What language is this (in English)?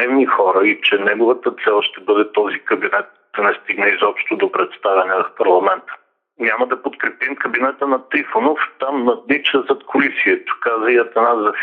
Bulgarian